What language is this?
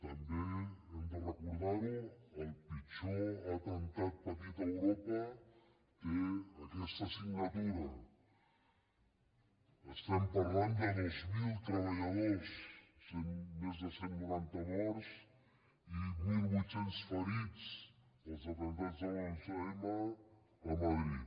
Catalan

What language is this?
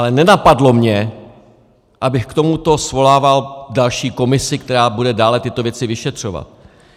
Czech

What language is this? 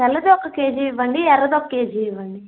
Telugu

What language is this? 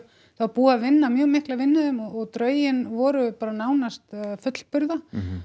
Icelandic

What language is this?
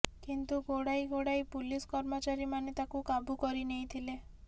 Odia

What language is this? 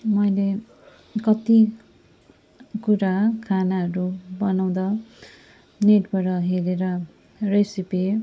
Nepali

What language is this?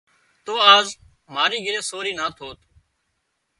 Wadiyara Koli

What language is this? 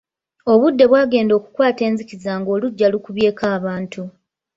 Ganda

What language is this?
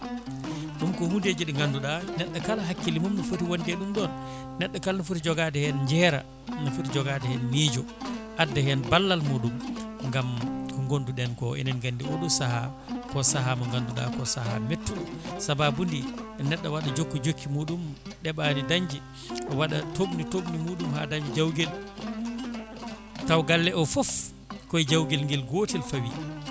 Fula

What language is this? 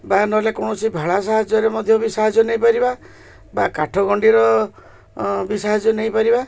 Odia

